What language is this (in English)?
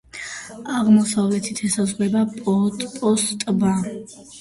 Georgian